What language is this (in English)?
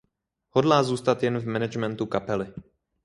Czech